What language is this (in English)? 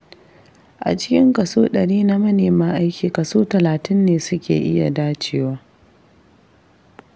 Hausa